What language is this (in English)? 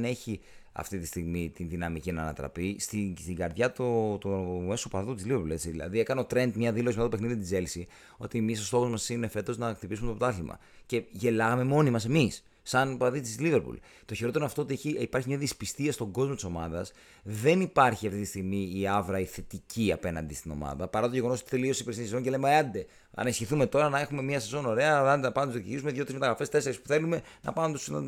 Greek